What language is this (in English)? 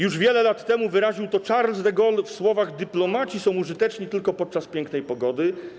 Polish